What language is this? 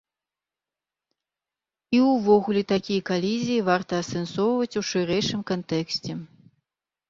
Belarusian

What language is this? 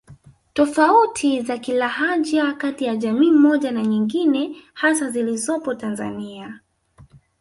Swahili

